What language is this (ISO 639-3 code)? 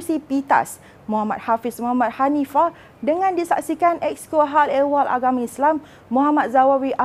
msa